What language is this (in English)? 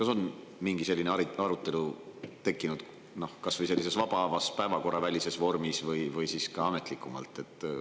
Estonian